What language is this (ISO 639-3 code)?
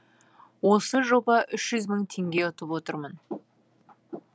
kaz